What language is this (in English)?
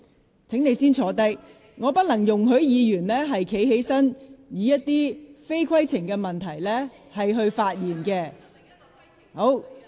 Cantonese